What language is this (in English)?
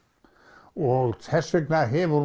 Icelandic